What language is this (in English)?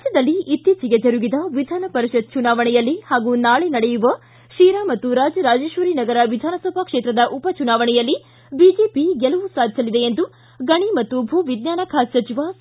Kannada